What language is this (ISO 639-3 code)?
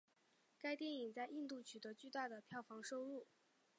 zho